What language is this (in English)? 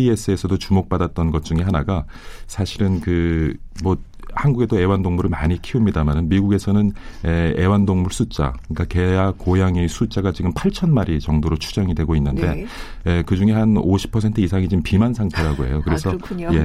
Korean